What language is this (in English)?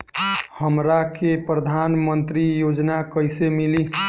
Bhojpuri